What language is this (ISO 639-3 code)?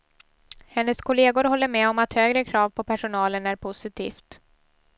swe